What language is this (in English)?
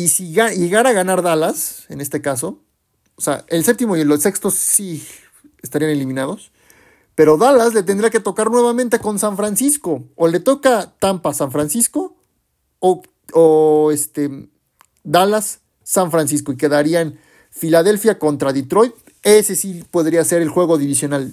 Spanish